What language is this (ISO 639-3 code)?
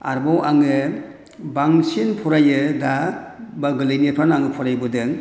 brx